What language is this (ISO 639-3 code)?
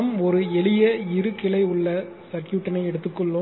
tam